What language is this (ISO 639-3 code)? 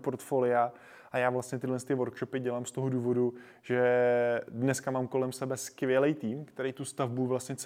ces